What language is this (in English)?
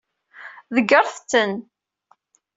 Kabyle